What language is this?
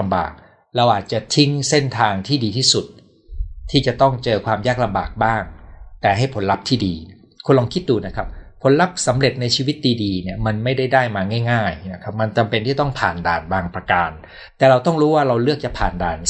Thai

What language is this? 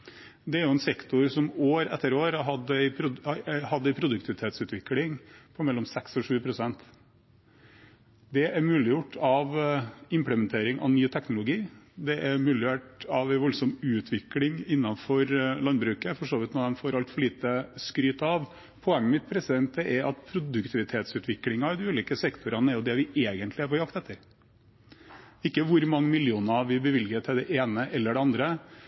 Norwegian Bokmål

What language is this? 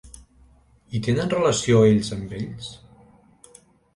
Catalan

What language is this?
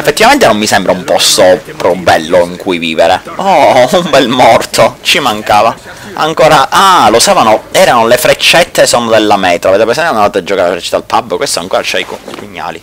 Italian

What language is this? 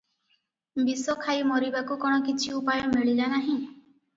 Odia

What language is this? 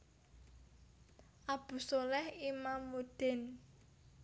Javanese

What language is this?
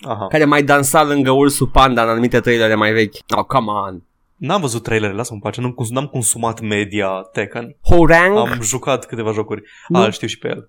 Romanian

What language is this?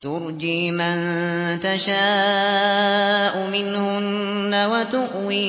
Arabic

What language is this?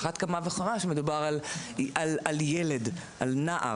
Hebrew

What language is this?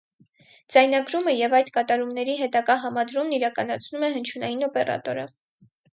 Armenian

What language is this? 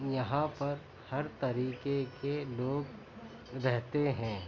Urdu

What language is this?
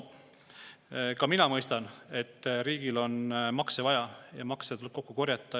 Estonian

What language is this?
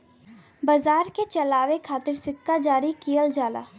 Bhojpuri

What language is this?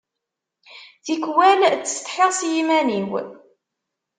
Kabyle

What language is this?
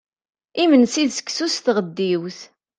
Kabyle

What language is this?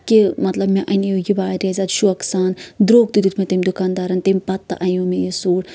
Kashmiri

